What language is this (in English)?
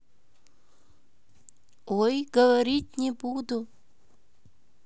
Russian